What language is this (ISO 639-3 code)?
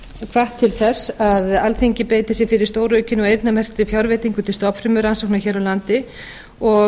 isl